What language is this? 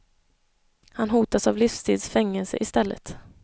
Swedish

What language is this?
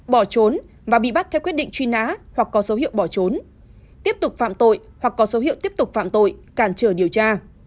Vietnamese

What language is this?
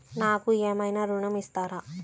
Telugu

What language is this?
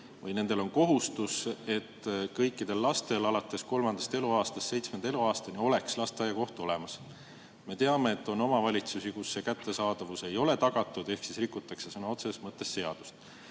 Estonian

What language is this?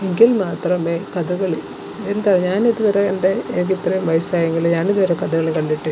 Malayalam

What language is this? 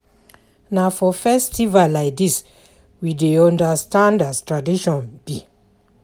Nigerian Pidgin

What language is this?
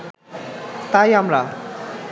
Bangla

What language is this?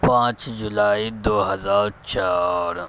Urdu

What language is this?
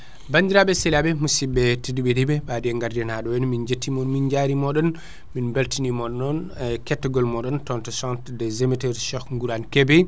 Fula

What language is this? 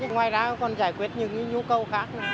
Vietnamese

